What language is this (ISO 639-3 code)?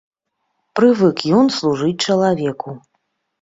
bel